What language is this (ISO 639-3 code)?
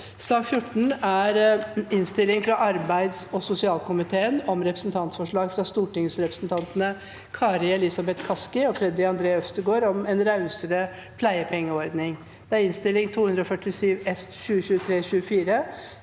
nor